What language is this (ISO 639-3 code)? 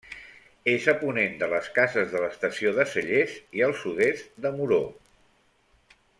cat